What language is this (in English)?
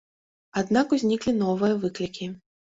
Belarusian